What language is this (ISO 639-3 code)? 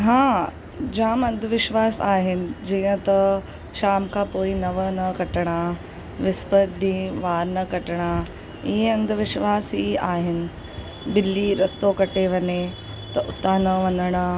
snd